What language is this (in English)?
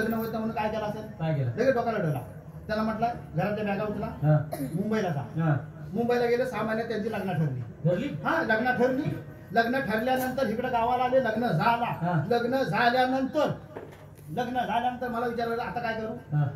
Marathi